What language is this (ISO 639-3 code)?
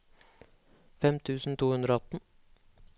nor